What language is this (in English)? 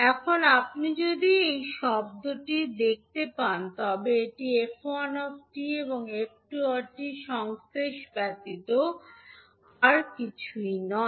Bangla